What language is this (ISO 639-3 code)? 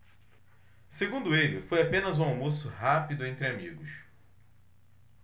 por